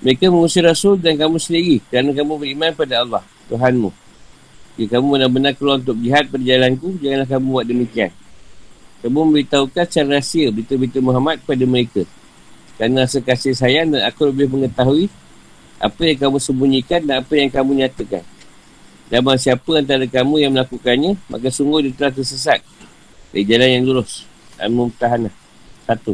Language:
Malay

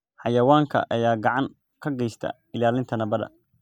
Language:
Somali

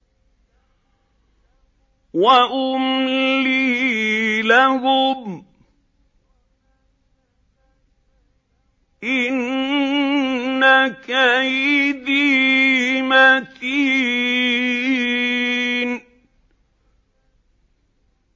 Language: Arabic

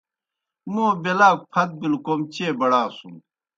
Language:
Kohistani Shina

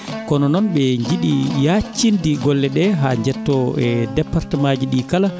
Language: Fula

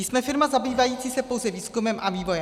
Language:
Czech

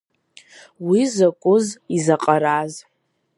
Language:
Abkhazian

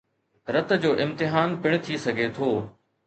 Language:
Sindhi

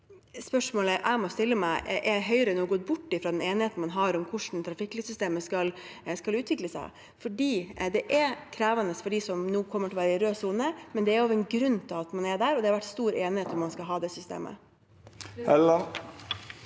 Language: Norwegian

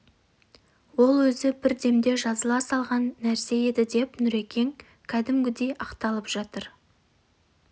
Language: Kazakh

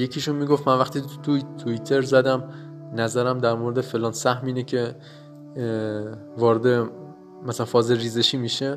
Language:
Persian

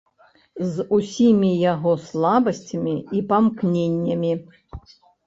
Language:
Belarusian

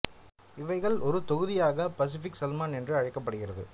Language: Tamil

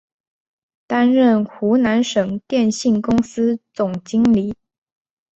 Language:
Chinese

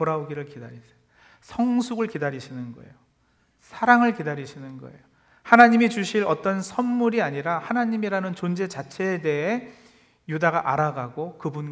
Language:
Korean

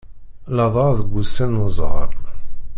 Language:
Kabyle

